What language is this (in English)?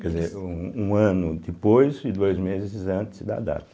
Portuguese